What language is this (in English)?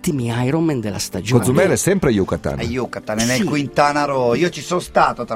Italian